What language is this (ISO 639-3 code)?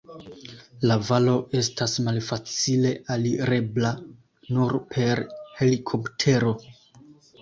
epo